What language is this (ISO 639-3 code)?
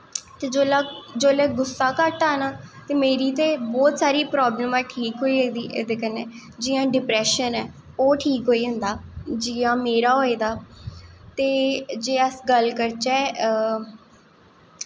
doi